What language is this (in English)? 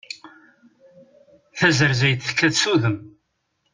Kabyle